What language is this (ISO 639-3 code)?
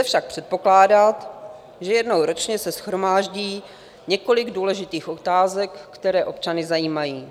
ces